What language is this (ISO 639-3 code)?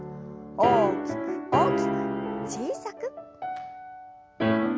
jpn